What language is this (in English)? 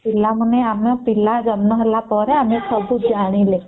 Odia